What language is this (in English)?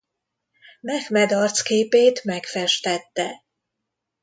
Hungarian